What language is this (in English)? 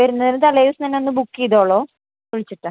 Malayalam